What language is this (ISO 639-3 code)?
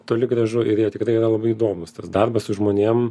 lit